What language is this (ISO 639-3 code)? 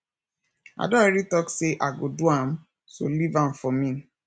pcm